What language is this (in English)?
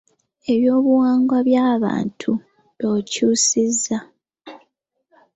Ganda